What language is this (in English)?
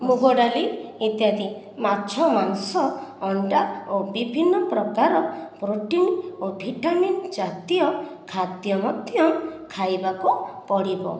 Odia